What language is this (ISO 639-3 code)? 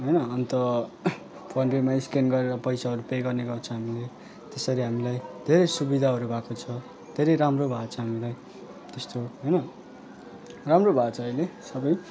nep